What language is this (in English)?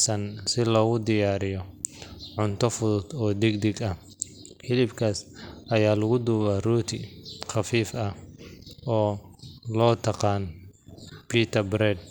Somali